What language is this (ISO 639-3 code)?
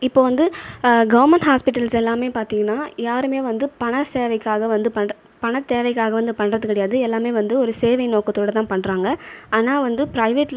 tam